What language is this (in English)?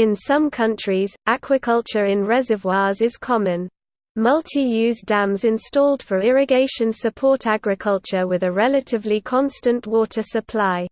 English